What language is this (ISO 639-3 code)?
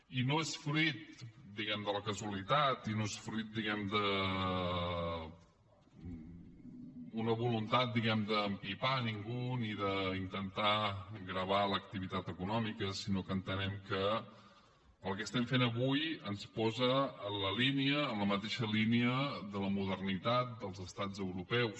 cat